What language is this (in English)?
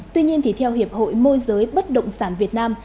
Vietnamese